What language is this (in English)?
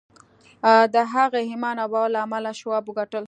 Pashto